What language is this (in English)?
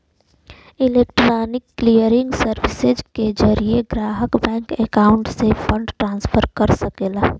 Bhojpuri